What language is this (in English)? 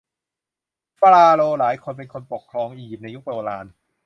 Thai